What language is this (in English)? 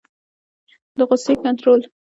Pashto